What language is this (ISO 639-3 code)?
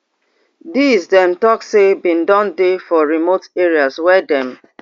pcm